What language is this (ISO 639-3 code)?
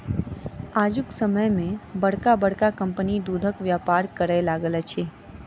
mai